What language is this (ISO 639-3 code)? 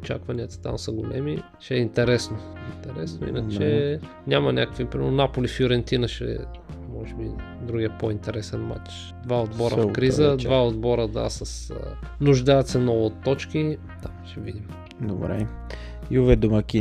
bul